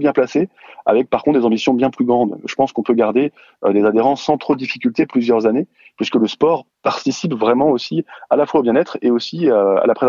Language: French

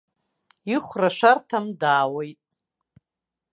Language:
Abkhazian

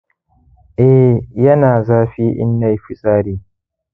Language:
Hausa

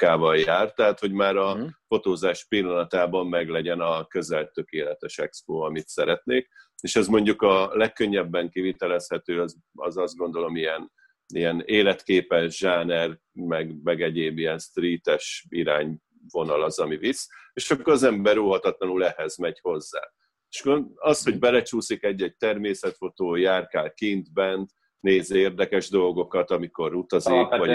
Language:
Hungarian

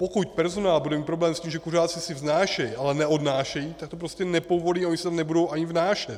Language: Czech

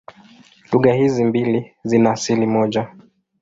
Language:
Swahili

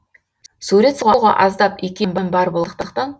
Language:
Kazakh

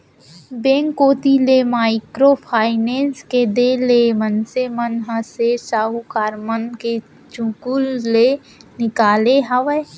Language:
Chhattisgarhi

